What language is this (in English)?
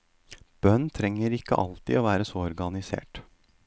Norwegian